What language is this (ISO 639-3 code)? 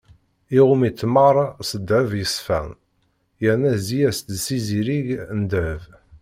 kab